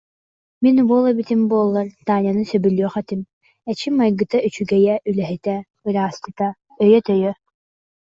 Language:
Yakut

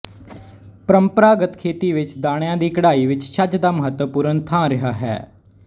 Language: Punjabi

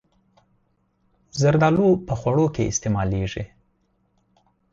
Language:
Pashto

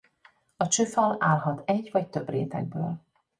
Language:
Hungarian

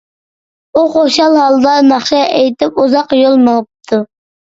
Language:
Uyghur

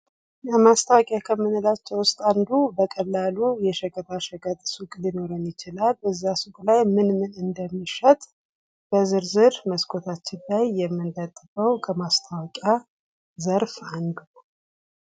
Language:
Amharic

